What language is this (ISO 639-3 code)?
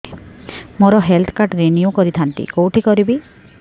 ori